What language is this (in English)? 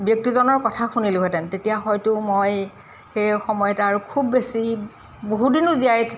Assamese